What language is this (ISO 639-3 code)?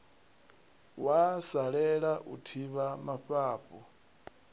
ven